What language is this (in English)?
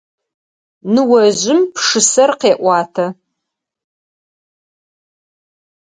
Adyghe